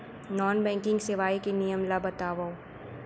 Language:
Chhattisgarhi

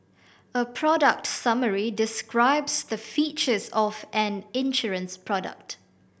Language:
English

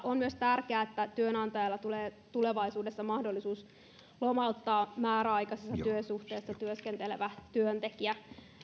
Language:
Finnish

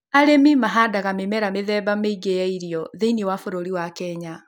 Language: Kikuyu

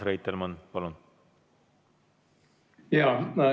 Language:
Estonian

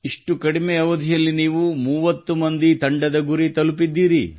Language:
Kannada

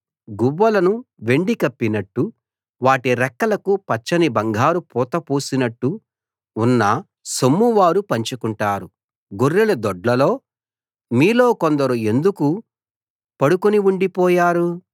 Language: Telugu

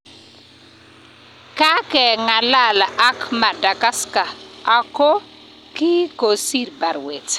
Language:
Kalenjin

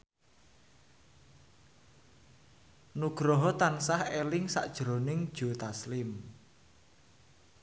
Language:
Javanese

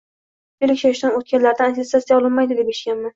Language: Uzbek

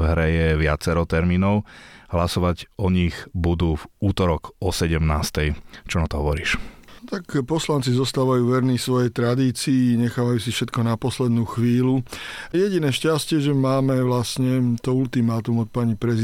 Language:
Slovak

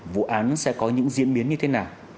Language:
Vietnamese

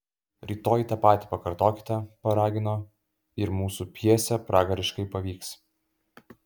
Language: Lithuanian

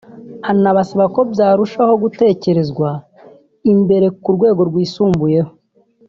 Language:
Kinyarwanda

